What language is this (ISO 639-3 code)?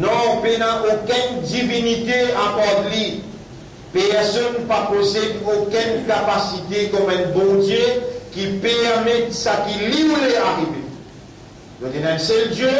fra